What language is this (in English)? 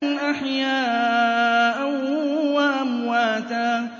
Arabic